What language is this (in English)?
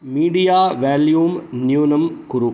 Sanskrit